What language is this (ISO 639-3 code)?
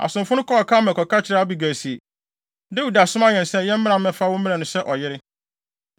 aka